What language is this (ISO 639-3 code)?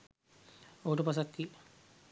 sin